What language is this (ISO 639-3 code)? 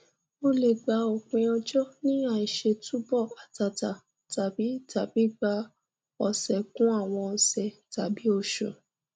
yor